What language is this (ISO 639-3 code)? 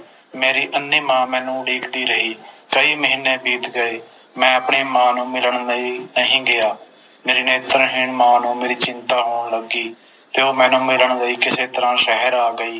pan